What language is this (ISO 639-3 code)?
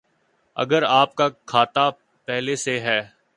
urd